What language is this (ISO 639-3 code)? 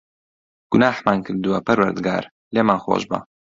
ckb